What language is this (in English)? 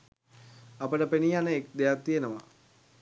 Sinhala